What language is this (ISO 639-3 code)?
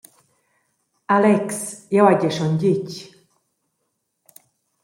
roh